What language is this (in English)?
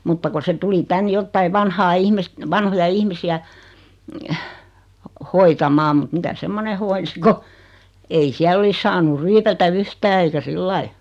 Finnish